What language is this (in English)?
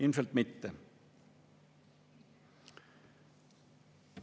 Estonian